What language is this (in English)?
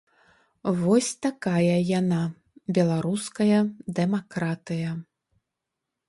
Belarusian